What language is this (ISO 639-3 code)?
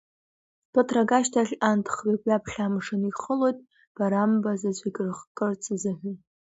abk